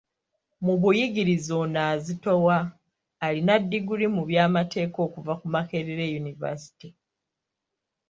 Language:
Ganda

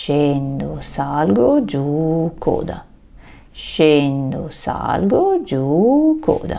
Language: Italian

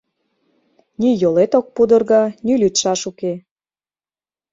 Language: Mari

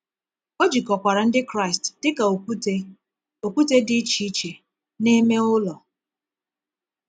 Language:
Igbo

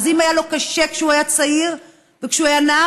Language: Hebrew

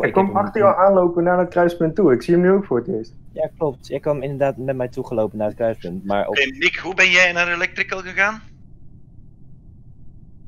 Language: Dutch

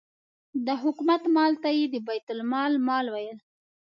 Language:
Pashto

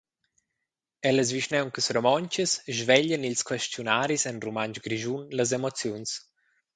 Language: Romansh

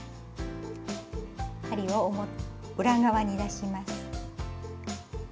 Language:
Japanese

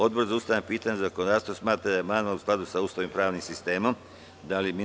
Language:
Serbian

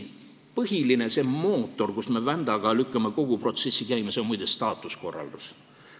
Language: Estonian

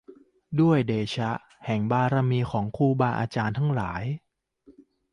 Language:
Thai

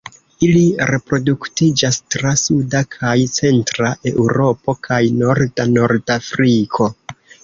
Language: Esperanto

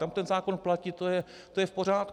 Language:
Czech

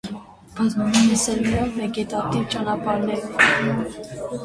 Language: Armenian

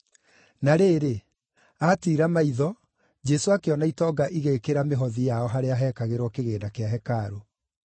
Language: Kikuyu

